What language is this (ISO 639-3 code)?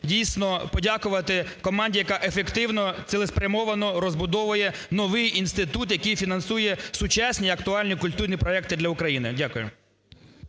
ukr